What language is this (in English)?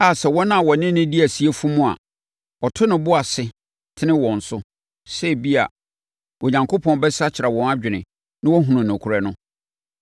Akan